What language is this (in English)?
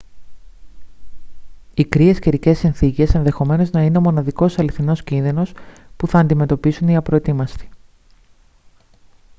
Greek